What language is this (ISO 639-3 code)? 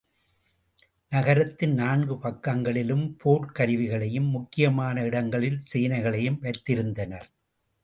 tam